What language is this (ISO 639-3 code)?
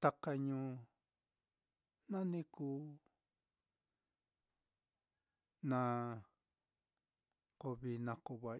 vmm